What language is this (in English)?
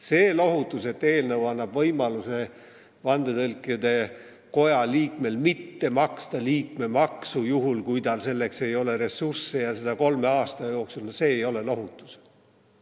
Estonian